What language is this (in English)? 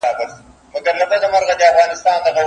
Pashto